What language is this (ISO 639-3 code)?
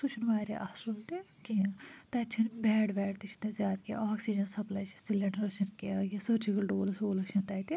kas